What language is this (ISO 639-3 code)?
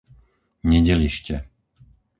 slk